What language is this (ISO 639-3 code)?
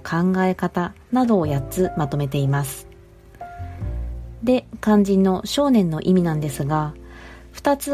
jpn